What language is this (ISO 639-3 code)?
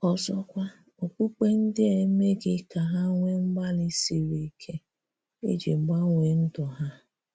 ibo